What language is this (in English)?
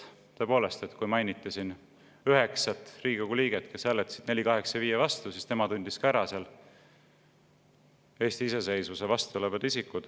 Estonian